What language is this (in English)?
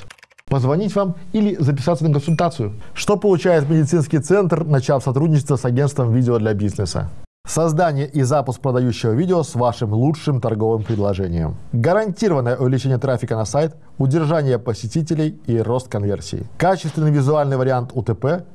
Russian